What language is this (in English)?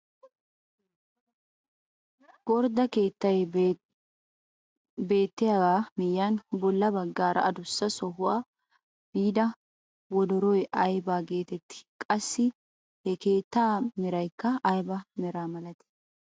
Wolaytta